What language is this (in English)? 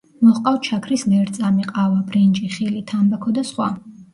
Georgian